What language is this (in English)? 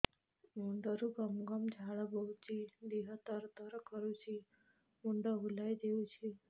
Odia